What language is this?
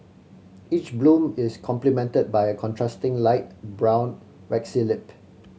English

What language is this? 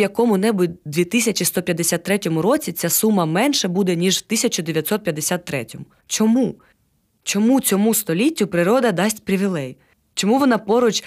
Ukrainian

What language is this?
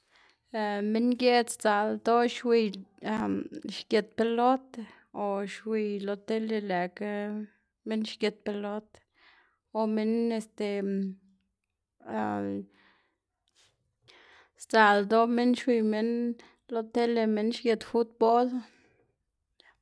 Xanaguía Zapotec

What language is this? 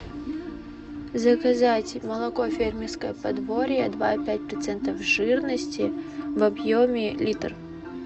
Russian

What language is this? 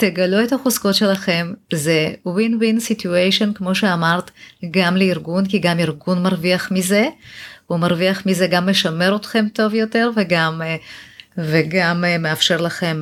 Hebrew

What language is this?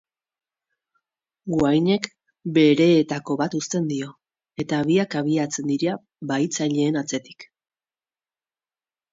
Basque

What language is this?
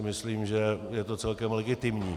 Czech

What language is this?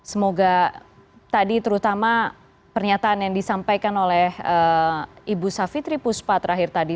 Indonesian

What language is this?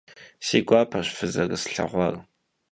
Kabardian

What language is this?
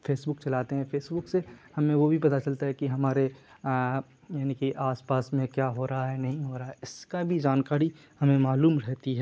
Urdu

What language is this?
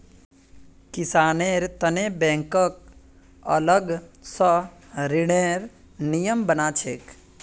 Magahi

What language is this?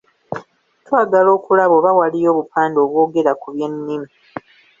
Ganda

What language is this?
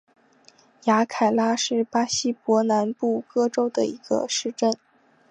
Chinese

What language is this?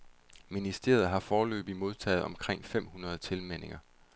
Danish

